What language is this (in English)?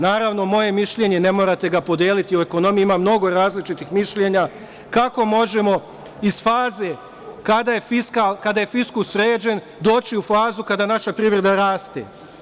Serbian